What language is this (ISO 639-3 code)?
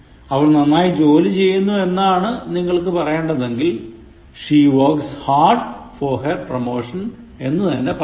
mal